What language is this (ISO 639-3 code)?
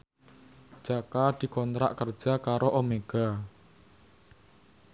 jav